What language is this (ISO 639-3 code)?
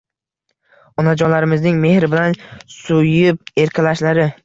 uzb